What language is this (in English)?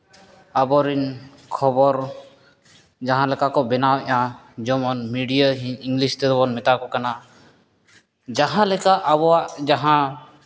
Santali